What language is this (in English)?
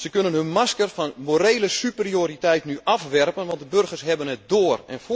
Dutch